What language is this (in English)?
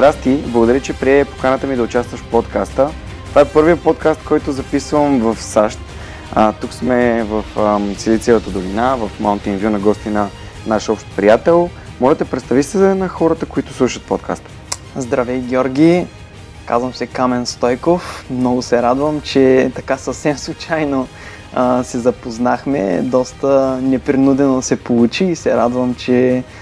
Bulgarian